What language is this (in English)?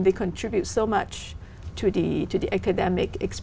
Vietnamese